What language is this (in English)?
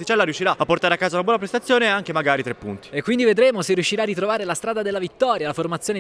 Italian